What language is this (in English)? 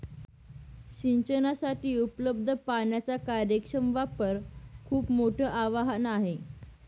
Marathi